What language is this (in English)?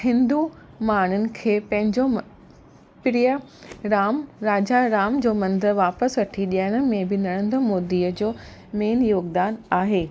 Sindhi